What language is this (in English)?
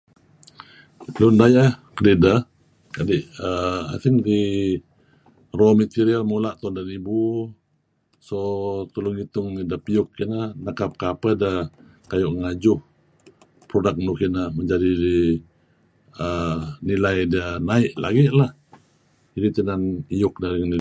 Kelabit